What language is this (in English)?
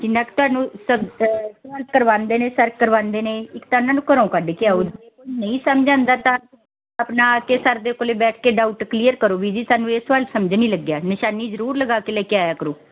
Punjabi